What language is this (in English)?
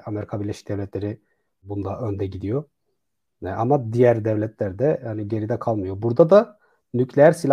Turkish